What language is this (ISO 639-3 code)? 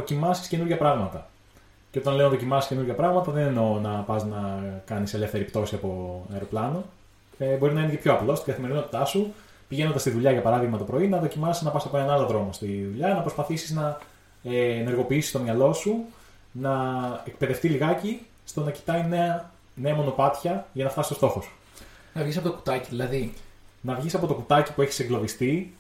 ell